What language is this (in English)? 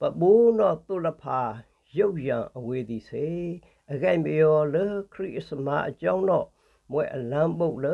Vietnamese